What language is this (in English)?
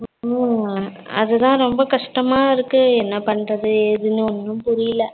Tamil